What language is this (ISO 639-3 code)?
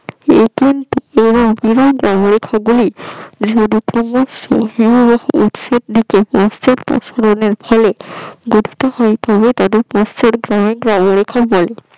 ben